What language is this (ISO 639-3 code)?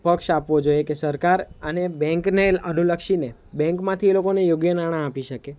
guj